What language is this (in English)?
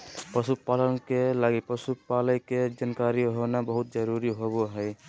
Magahi